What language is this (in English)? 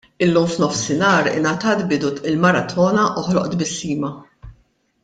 Maltese